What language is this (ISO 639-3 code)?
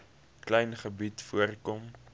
afr